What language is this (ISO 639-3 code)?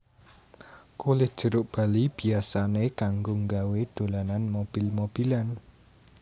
jav